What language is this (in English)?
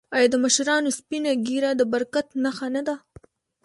Pashto